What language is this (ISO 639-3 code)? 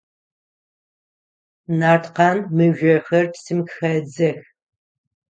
ady